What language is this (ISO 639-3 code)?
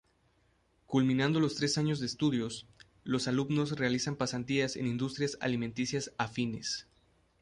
spa